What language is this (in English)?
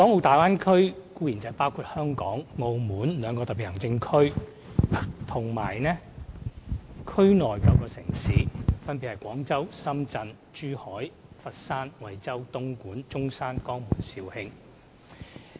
Cantonese